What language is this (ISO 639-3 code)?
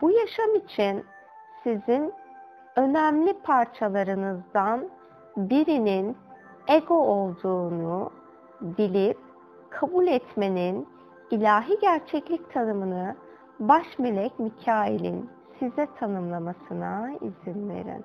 tur